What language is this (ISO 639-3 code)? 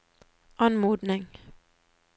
nor